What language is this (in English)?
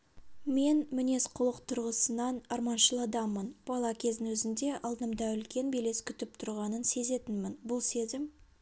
Kazakh